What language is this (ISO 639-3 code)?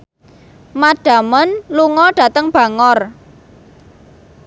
jav